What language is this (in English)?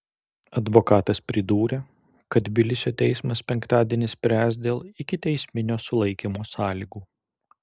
Lithuanian